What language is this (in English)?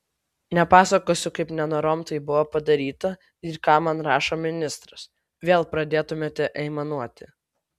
Lithuanian